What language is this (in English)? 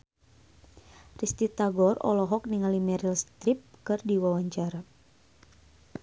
Sundanese